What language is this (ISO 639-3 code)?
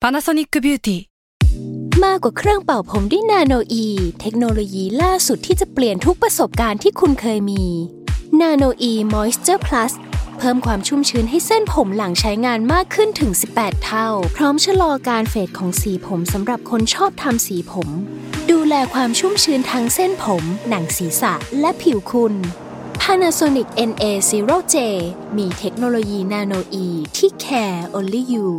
tha